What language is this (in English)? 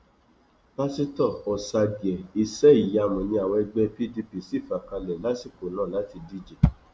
Yoruba